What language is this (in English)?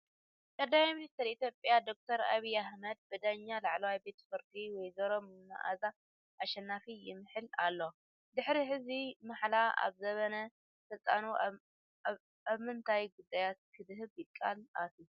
Tigrinya